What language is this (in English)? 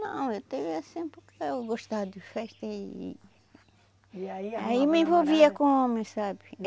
Portuguese